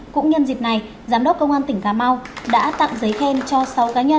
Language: Vietnamese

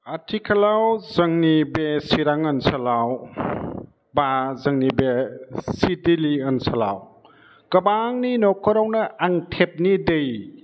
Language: Bodo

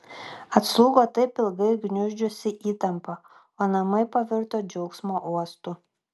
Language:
Lithuanian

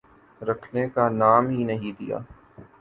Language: Urdu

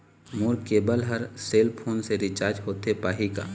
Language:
Chhattisgarhi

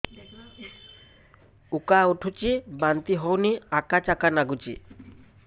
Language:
Odia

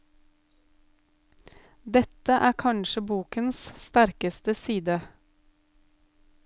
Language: Norwegian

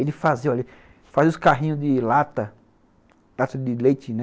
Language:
Portuguese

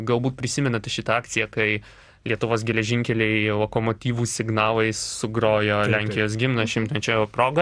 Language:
Lithuanian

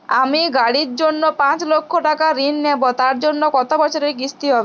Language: Bangla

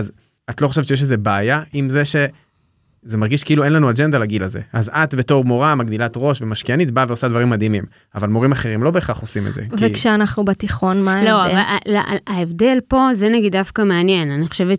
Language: Hebrew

